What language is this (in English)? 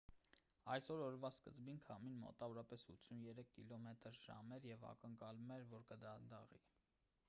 Armenian